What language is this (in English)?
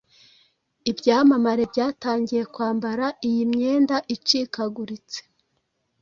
Kinyarwanda